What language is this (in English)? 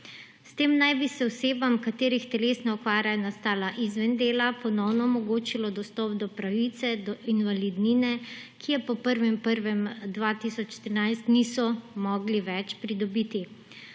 Slovenian